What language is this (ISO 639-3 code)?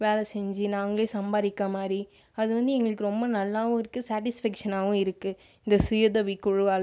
tam